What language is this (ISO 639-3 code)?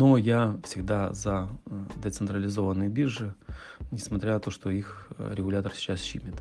rus